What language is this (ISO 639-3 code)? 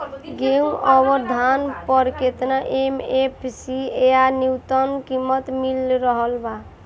bho